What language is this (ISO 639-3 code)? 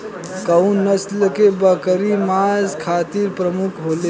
bho